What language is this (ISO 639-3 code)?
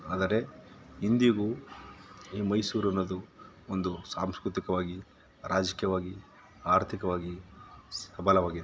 kan